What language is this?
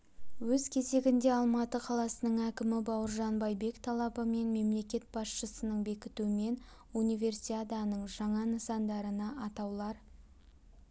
Kazakh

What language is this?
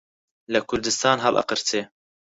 Central Kurdish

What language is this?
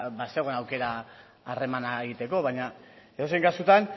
Basque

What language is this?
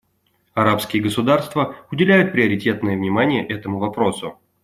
Russian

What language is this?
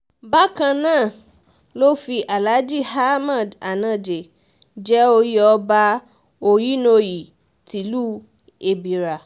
Yoruba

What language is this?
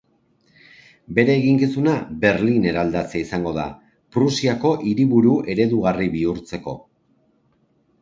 Basque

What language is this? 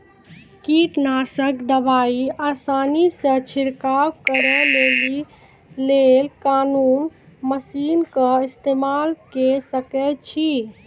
Maithili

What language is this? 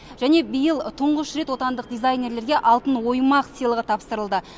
Kazakh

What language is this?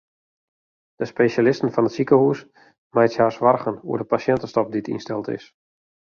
Western Frisian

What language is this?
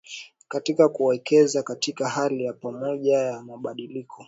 Swahili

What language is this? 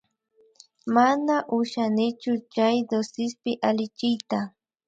Imbabura Highland Quichua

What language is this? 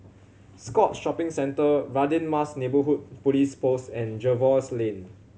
English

